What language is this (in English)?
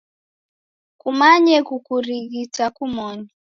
Taita